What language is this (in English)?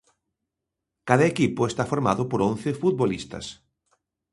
Galician